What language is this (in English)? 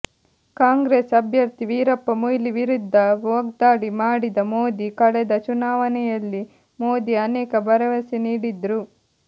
Kannada